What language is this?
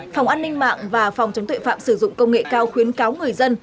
Vietnamese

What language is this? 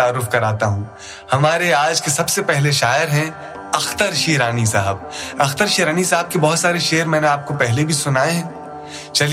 Urdu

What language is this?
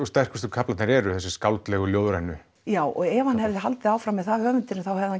Icelandic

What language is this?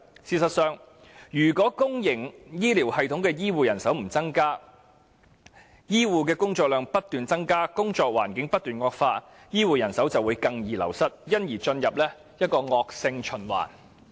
Cantonese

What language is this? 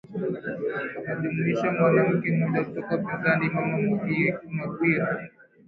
Swahili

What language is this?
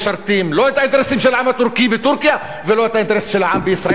Hebrew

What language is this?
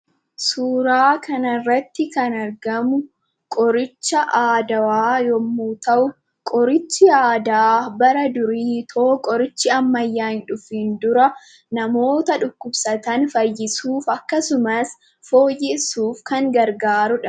Oromo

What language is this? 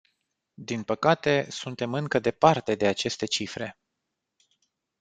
Romanian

